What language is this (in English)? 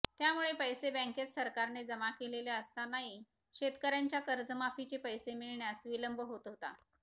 Marathi